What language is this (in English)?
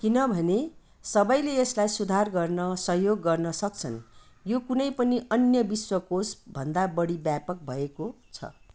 Nepali